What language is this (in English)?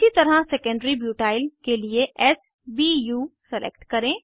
Hindi